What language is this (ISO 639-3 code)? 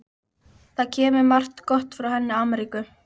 isl